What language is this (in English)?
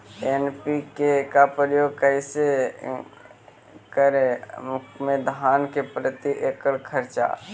Magahi